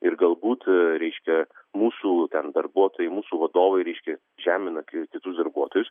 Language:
Lithuanian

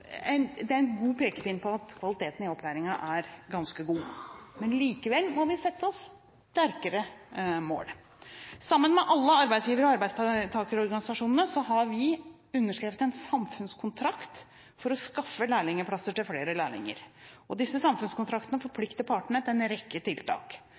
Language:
Norwegian Bokmål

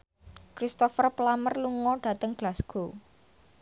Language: Javanese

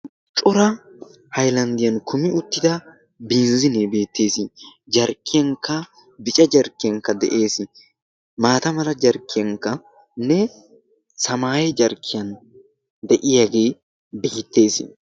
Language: Wolaytta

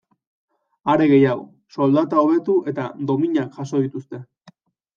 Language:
Basque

